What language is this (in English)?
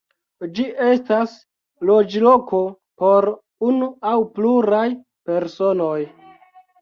Esperanto